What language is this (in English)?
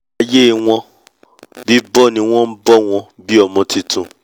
Yoruba